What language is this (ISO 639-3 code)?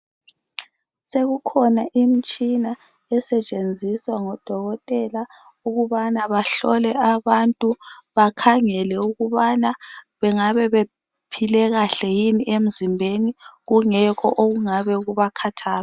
nde